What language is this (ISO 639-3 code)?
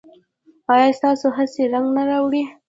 pus